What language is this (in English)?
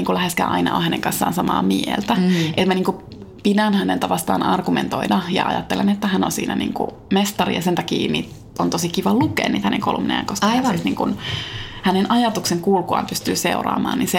Finnish